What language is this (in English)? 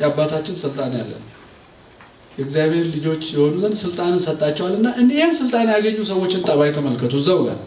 Turkish